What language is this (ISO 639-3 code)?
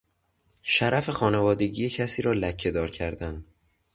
fas